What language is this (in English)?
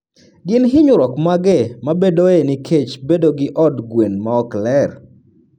Luo (Kenya and Tanzania)